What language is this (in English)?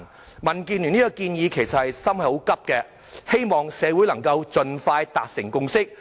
Cantonese